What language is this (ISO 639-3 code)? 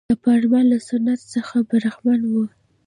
pus